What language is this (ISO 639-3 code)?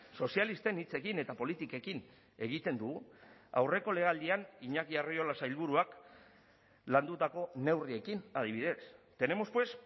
eus